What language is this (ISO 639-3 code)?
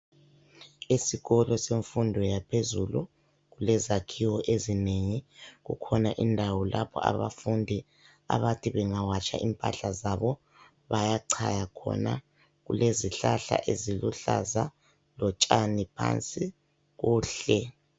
nde